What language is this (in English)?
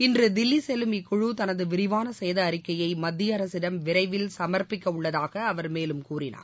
Tamil